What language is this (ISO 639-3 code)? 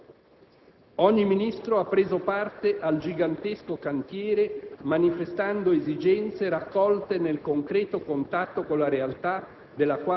ita